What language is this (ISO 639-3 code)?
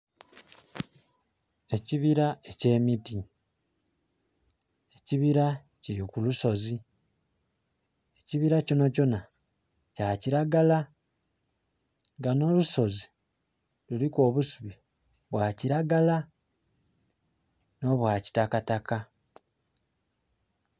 xog